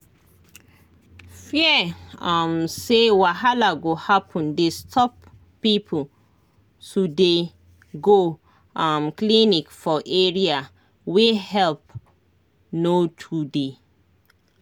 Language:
Nigerian Pidgin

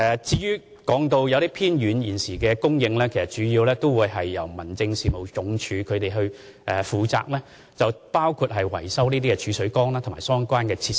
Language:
Cantonese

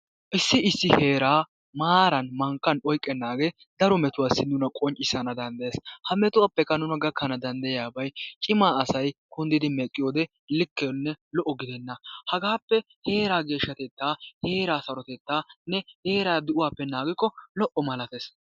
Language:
Wolaytta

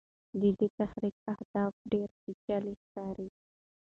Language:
Pashto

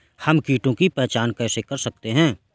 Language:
Hindi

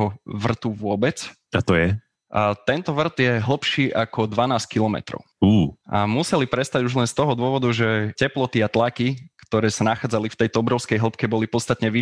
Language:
Slovak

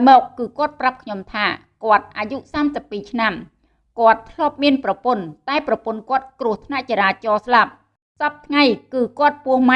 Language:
Vietnamese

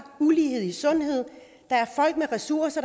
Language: Danish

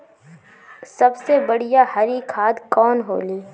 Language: Bhojpuri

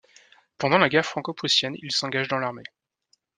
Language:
French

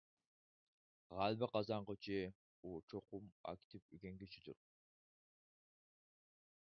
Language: Uyghur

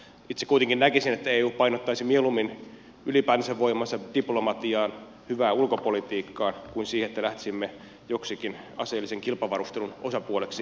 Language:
Finnish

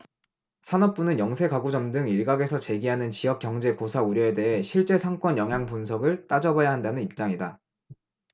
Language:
Korean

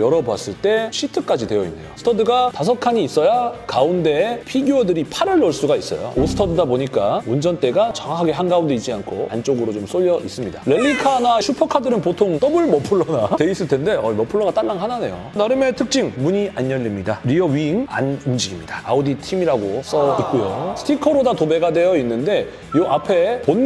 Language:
Korean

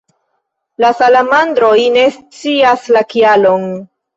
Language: Esperanto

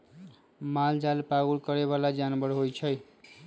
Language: Magahi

